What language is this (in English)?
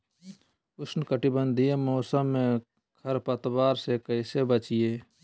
Magahi